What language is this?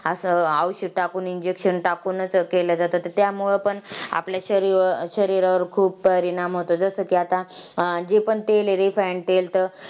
Marathi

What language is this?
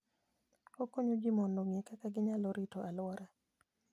Luo (Kenya and Tanzania)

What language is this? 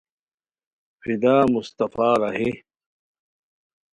Khowar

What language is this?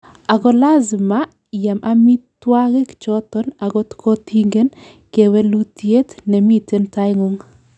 Kalenjin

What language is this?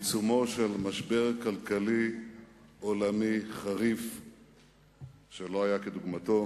Hebrew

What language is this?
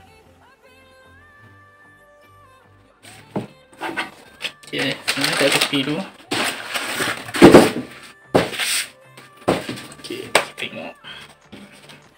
Malay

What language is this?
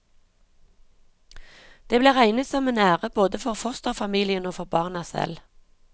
Norwegian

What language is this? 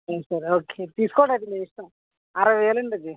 Telugu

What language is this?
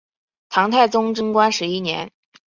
Chinese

